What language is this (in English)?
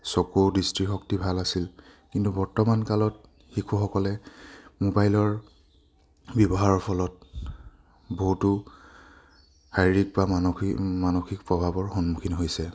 Assamese